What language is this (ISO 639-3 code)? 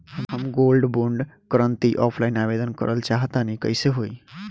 bho